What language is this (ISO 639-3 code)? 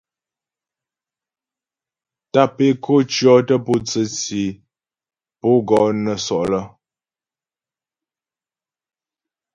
bbj